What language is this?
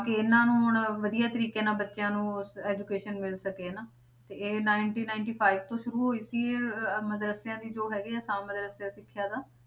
Punjabi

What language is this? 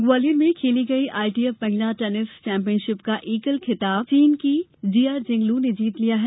Hindi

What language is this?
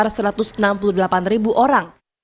Indonesian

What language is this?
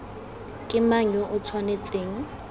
Tswana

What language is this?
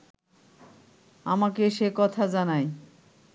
Bangla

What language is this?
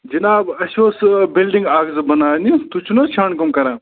Kashmiri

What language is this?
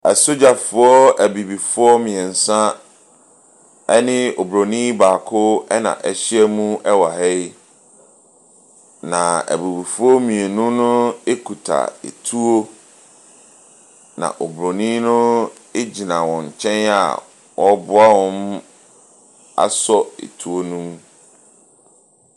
Akan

